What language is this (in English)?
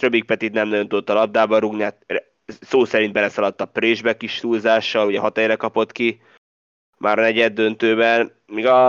Hungarian